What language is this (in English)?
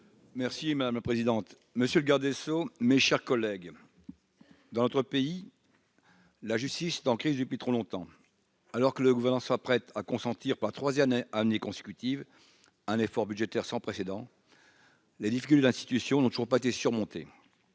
French